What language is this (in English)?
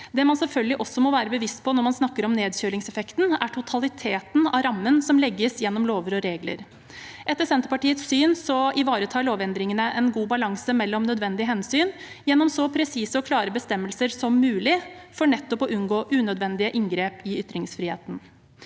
Norwegian